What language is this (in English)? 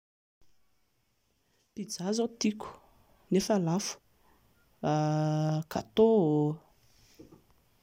Malagasy